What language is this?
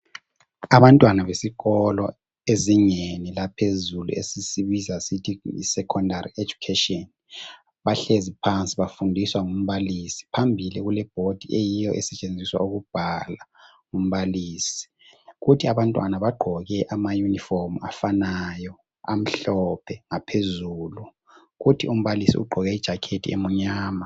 North Ndebele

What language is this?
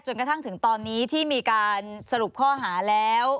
Thai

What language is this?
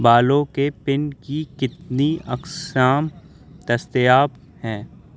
Urdu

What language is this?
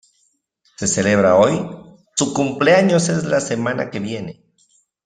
Spanish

